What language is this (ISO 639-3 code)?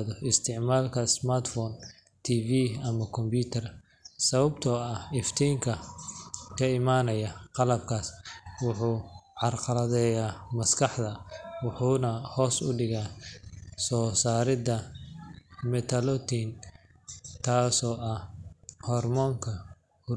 som